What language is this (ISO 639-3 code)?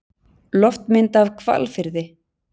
isl